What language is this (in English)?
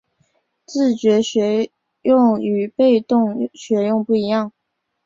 Chinese